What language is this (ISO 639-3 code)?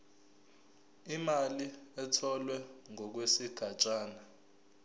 zul